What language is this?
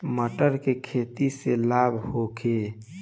Bhojpuri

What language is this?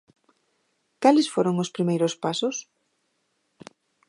Galician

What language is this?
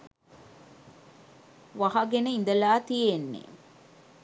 Sinhala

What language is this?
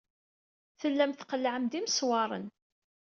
Kabyle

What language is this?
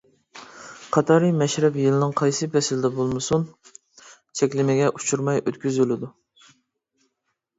Uyghur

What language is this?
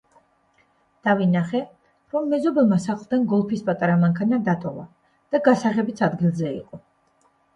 Georgian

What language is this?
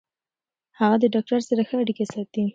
Pashto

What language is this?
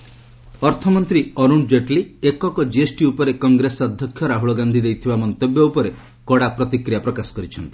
Odia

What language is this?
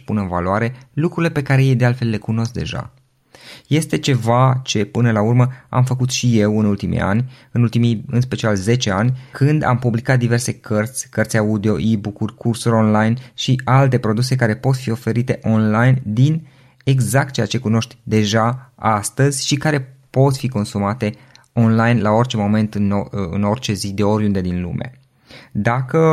Romanian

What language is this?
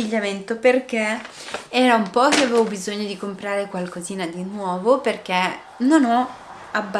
Italian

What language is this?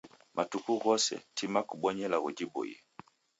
Taita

